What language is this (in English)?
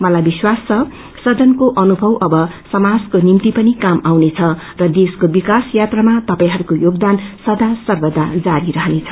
Nepali